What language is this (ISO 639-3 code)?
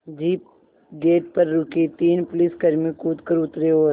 hin